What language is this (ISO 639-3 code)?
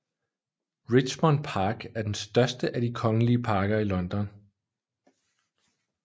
dan